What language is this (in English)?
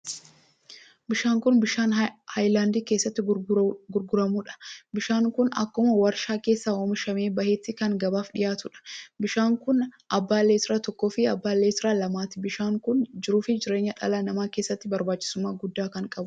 Oromo